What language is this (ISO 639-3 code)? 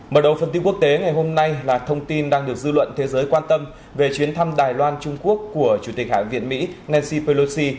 vie